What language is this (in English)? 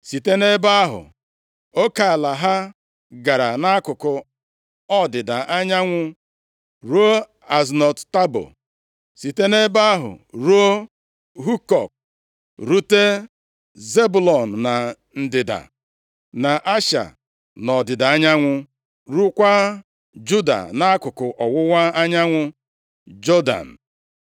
Igbo